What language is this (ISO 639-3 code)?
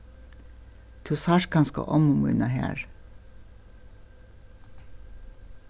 fao